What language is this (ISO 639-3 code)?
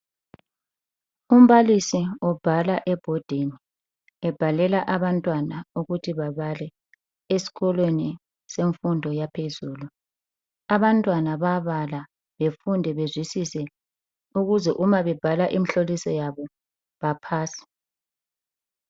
nde